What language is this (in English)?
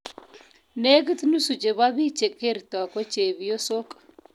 Kalenjin